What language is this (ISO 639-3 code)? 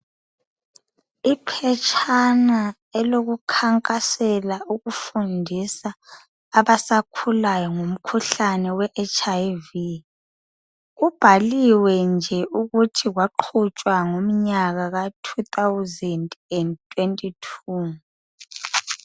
nde